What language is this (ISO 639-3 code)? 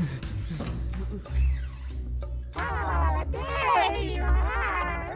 kor